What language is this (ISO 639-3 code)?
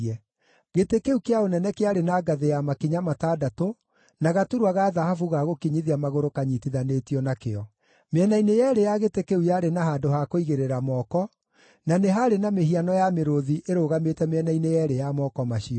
kik